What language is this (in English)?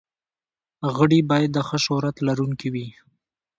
Pashto